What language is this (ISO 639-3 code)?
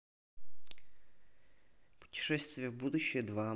rus